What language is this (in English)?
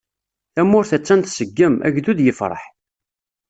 Kabyle